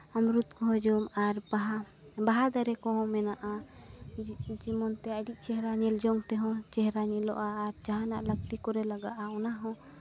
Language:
Santali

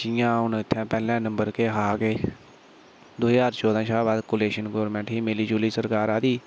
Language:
Dogri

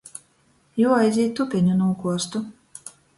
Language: Latgalian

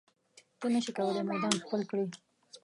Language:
Pashto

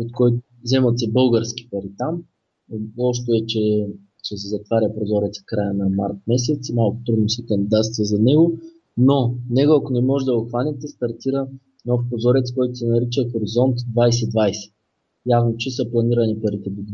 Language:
Bulgarian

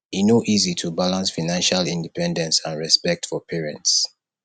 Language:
Nigerian Pidgin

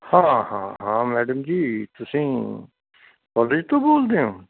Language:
Punjabi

